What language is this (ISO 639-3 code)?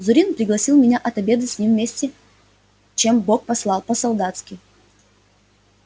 rus